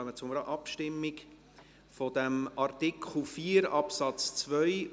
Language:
Swiss German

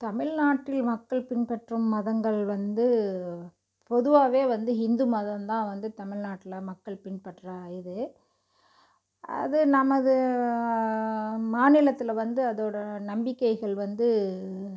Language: Tamil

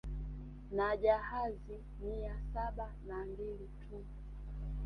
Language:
Swahili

